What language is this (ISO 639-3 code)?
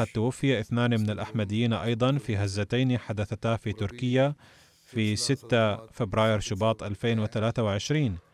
ara